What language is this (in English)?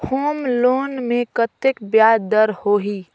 Chhattisgarhi